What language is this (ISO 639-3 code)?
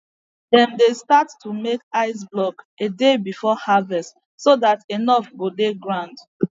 pcm